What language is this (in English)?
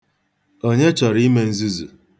Igbo